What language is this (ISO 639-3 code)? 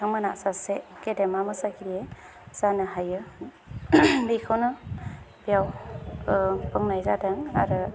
brx